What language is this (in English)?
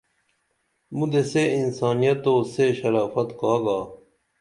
Dameli